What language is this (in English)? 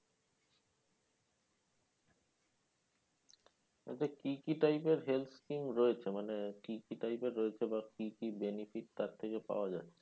Bangla